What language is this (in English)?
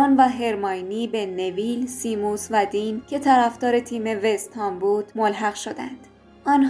Persian